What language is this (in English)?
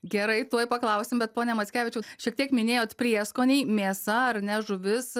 Lithuanian